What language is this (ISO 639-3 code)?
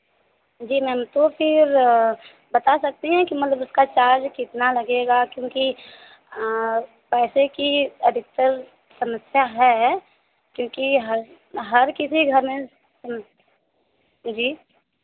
hin